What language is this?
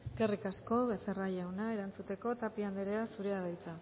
Basque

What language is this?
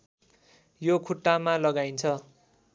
Nepali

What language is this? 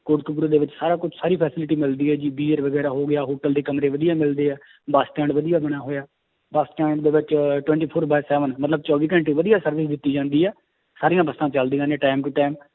Punjabi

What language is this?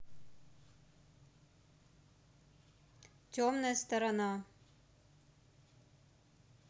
Russian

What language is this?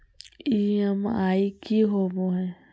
Magahi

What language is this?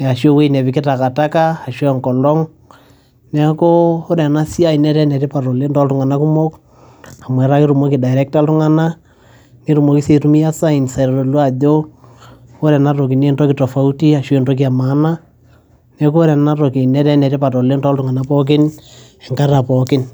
Masai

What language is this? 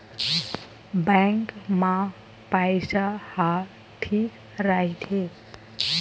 Chhattisgarhi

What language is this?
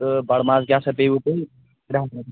Kashmiri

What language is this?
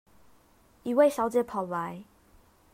Chinese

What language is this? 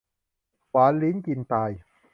Thai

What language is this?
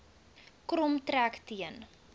Afrikaans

